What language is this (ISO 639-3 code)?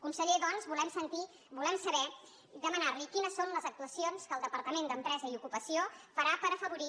cat